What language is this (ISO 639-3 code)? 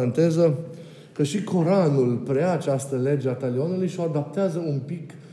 ron